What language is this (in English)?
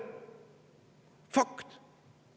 Estonian